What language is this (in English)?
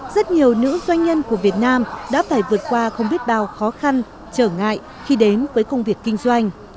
Vietnamese